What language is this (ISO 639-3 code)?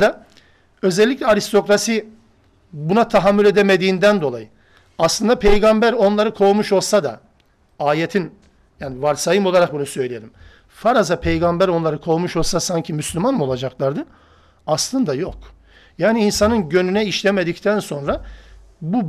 tur